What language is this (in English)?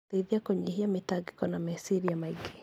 Kikuyu